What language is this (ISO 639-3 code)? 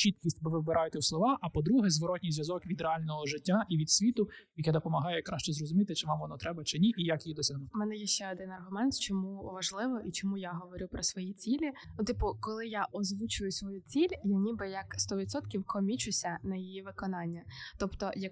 ukr